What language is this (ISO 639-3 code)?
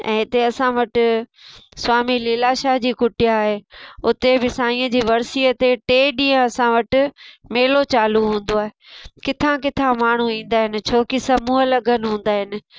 snd